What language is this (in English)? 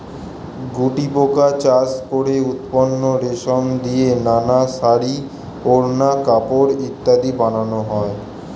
Bangla